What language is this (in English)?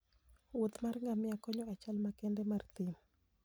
Luo (Kenya and Tanzania)